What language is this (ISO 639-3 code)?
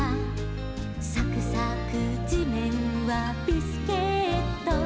jpn